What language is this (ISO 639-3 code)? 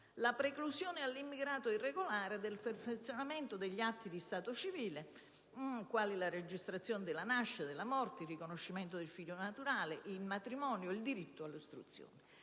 ita